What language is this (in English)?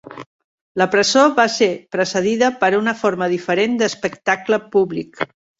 Catalan